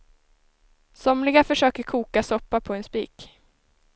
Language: Swedish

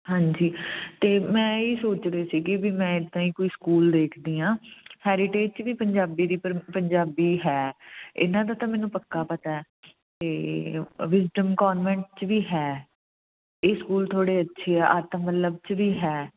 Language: Punjabi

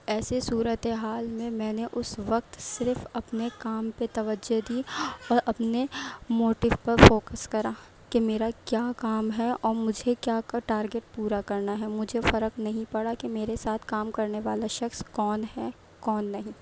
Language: Urdu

